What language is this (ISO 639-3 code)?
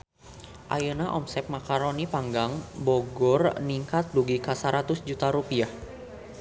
sun